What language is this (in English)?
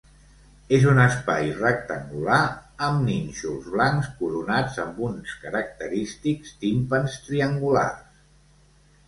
Catalan